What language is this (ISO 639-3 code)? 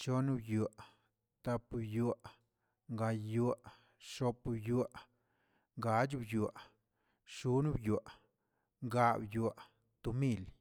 zts